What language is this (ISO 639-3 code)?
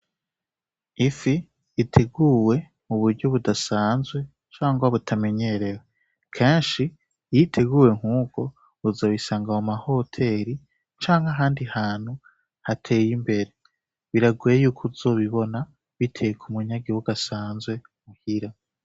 run